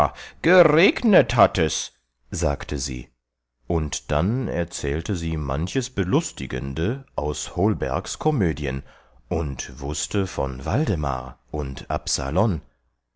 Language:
German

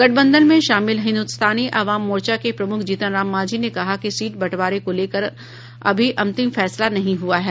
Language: Hindi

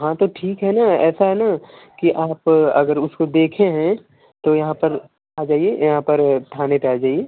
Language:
Hindi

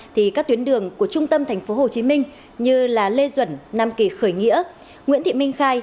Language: Vietnamese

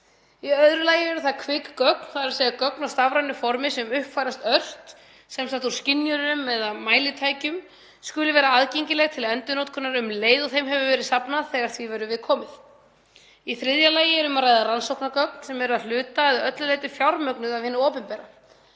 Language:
Icelandic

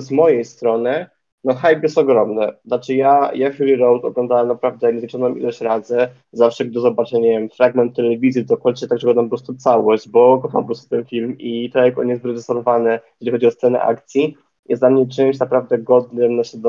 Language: Polish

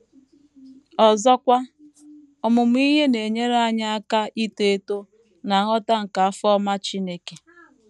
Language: Igbo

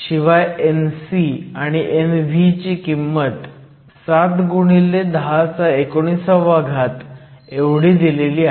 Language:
Marathi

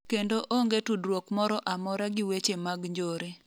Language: Luo (Kenya and Tanzania)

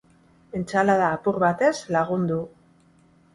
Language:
Basque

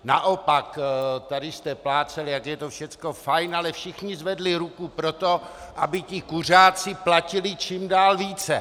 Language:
Czech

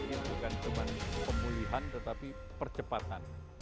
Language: Indonesian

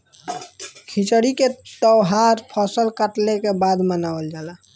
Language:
Bhojpuri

